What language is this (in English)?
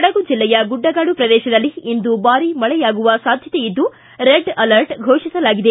Kannada